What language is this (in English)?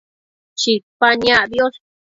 Matsés